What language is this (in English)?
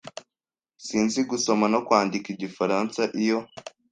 Kinyarwanda